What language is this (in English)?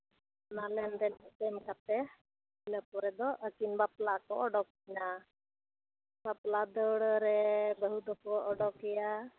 Santali